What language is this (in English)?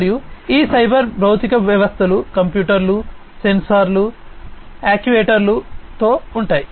Telugu